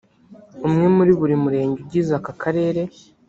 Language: Kinyarwanda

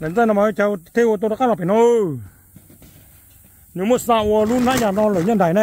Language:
Thai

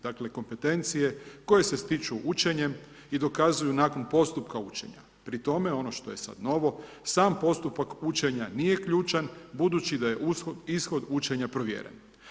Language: Croatian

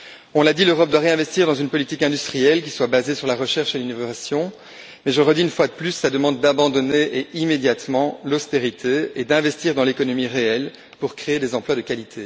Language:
French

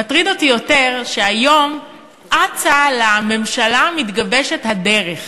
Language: Hebrew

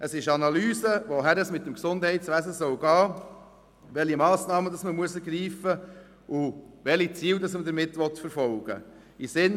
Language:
Swiss German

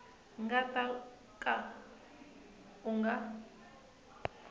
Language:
Tsonga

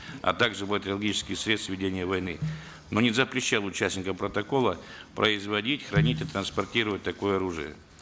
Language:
Kazakh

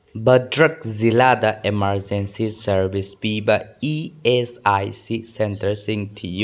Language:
Manipuri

